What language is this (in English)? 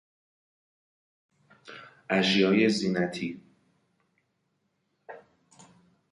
Persian